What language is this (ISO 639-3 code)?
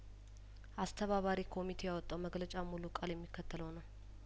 amh